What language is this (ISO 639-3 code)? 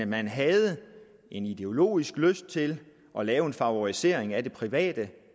dan